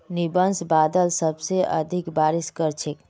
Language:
Magahi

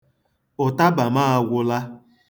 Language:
Igbo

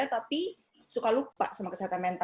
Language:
Indonesian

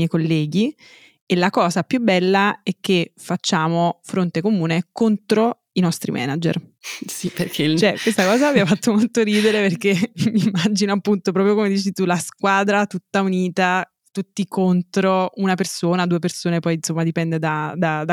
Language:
Italian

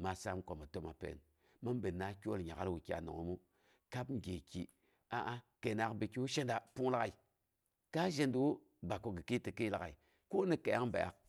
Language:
Boghom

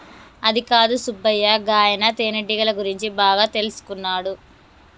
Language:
Telugu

